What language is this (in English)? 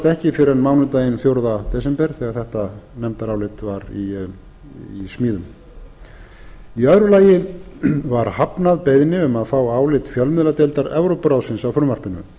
Icelandic